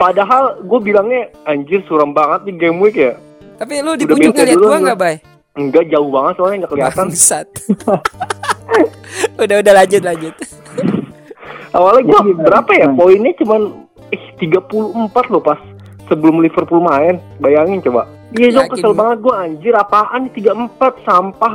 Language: Indonesian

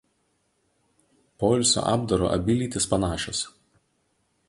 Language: Lithuanian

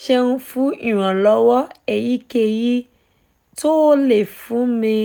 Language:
Yoruba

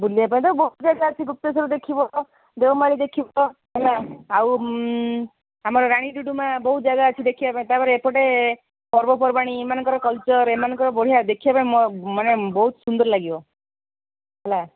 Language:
Odia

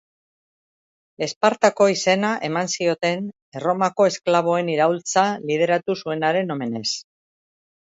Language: Basque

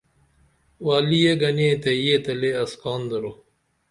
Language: Dameli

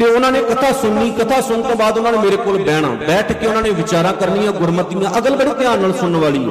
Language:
Punjabi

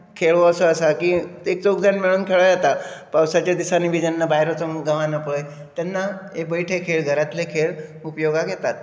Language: Konkani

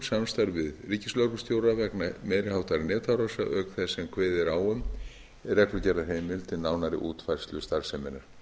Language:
Icelandic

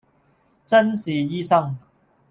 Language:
Cantonese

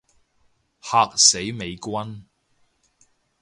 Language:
Cantonese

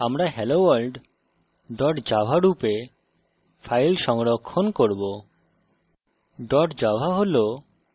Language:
Bangla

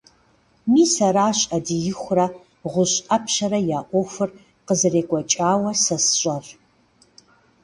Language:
Kabardian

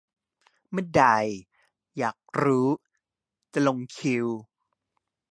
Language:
Thai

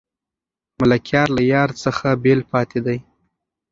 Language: Pashto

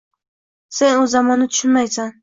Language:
Uzbek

